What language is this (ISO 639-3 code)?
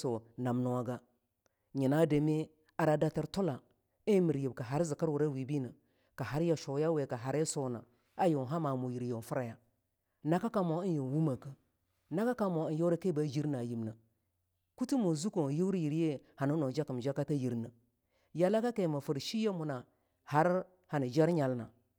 lnu